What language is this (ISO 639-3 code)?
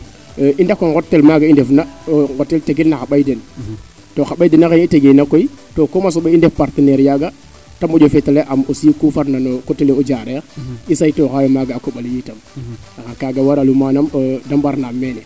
srr